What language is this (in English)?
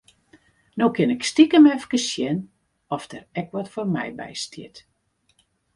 Western Frisian